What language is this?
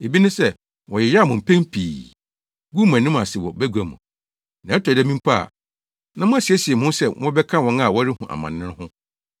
Akan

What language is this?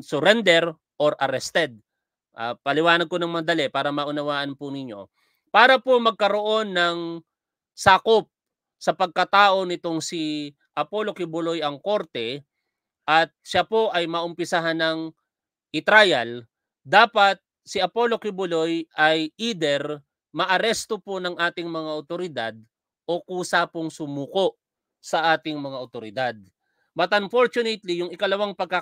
Filipino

